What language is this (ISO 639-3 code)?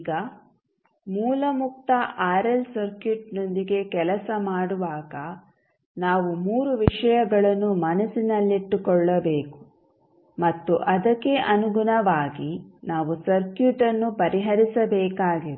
kan